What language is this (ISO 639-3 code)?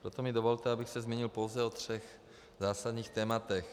ces